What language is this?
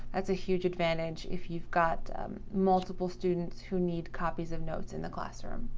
English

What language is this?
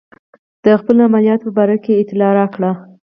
Pashto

